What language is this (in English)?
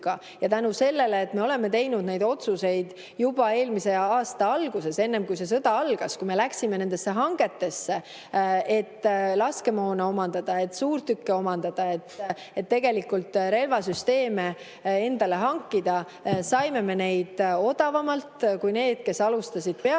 Estonian